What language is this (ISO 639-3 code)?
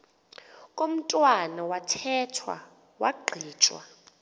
xho